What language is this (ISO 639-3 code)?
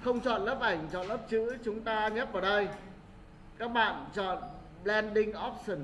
vie